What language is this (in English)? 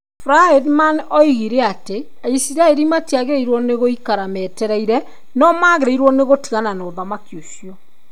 Kikuyu